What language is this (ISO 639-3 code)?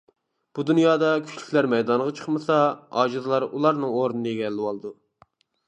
uig